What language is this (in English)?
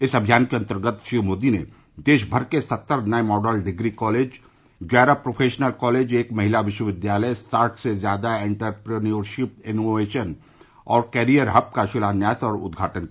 Hindi